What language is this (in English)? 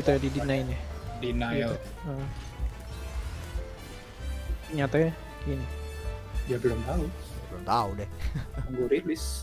Indonesian